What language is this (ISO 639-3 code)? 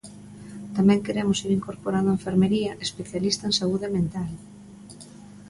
glg